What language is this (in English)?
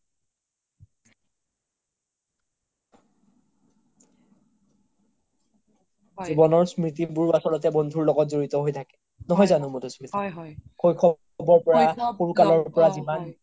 Assamese